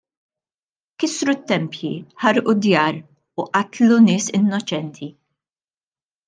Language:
Maltese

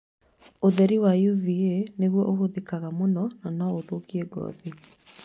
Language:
Kikuyu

